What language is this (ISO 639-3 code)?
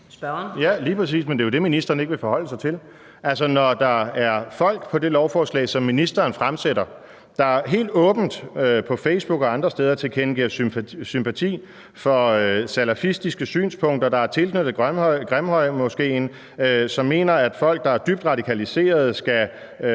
dan